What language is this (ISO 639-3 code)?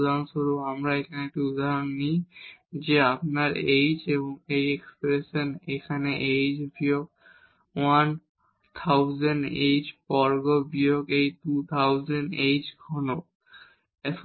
ben